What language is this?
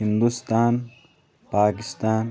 Kashmiri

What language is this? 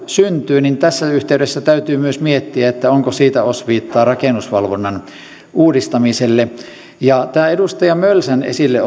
Finnish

